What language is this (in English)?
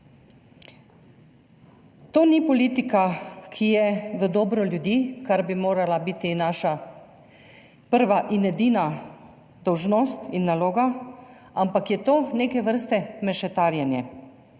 Slovenian